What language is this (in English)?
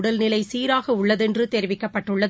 Tamil